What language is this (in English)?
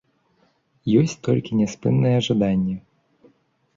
Belarusian